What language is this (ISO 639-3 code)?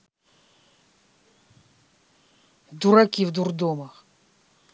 rus